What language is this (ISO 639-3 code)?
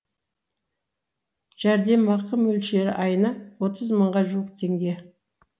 kaz